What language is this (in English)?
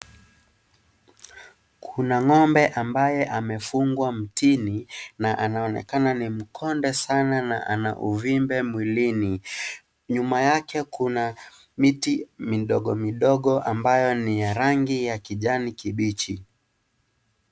Swahili